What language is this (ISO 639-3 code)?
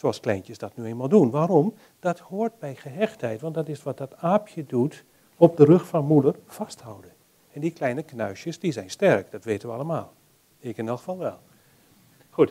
nld